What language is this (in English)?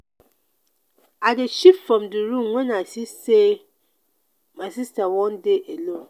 Nigerian Pidgin